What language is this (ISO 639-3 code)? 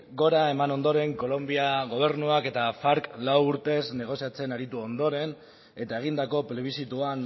eus